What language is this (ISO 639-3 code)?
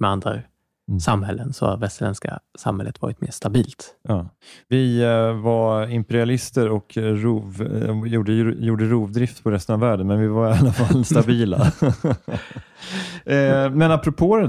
swe